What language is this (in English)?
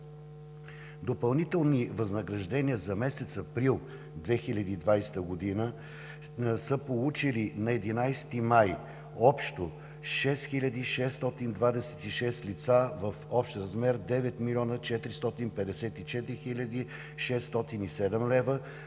Bulgarian